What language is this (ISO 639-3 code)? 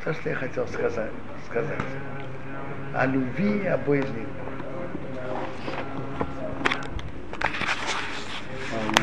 rus